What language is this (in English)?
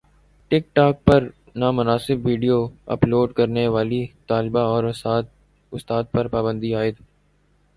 Urdu